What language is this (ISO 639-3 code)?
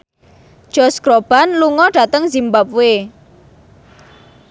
jav